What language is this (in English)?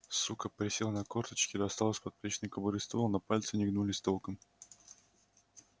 Russian